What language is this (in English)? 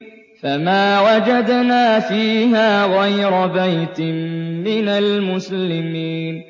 Arabic